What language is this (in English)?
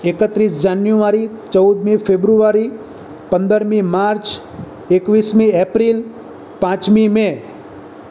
Gujarati